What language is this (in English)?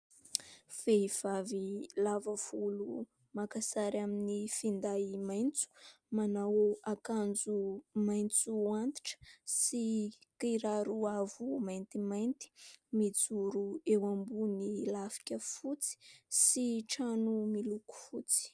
Malagasy